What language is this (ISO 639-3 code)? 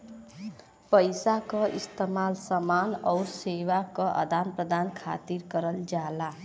bho